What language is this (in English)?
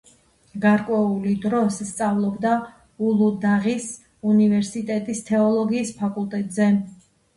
Georgian